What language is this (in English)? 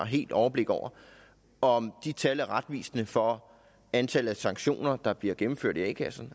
Danish